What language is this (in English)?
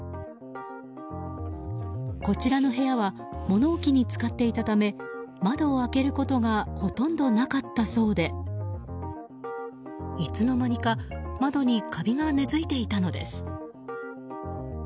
Japanese